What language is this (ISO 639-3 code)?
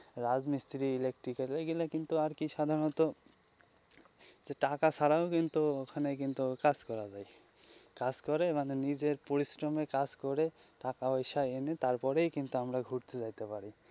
ben